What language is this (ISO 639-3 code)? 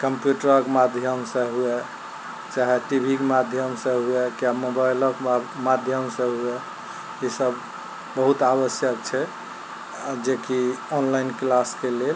mai